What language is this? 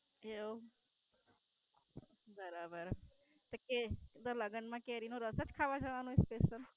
Gujarati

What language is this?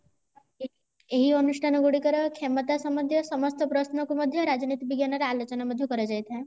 Odia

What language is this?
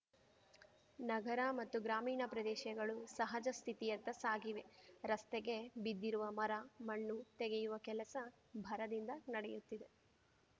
Kannada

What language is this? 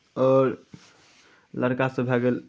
Maithili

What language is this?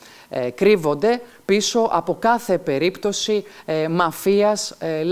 Greek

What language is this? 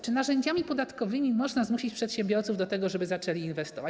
Polish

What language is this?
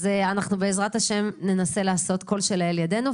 Hebrew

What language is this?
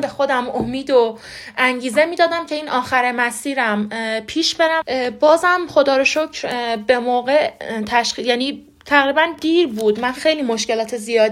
Persian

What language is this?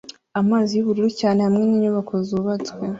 Kinyarwanda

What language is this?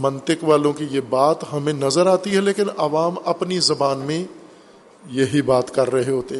Urdu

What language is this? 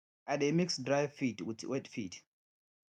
Nigerian Pidgin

